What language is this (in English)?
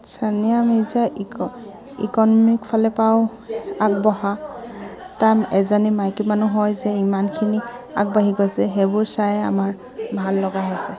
Assamese